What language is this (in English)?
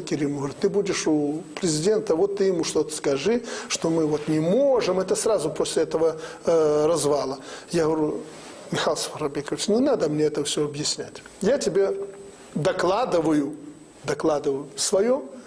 Russian